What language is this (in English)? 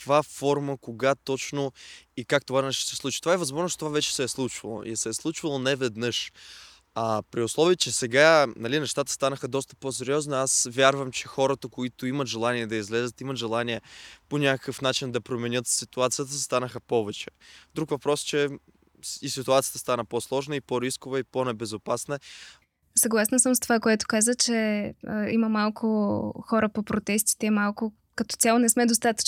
Bulgarian